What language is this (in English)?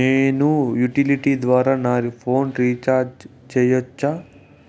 Telugu